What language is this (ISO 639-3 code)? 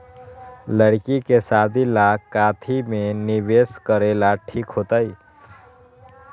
mag